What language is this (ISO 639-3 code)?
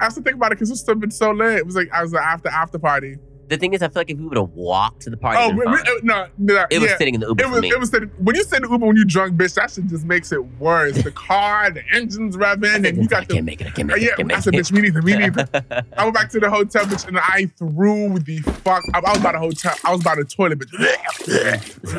eng